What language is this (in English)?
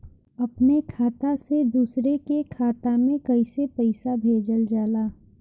Bhojpuri